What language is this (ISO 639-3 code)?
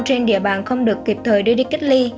vie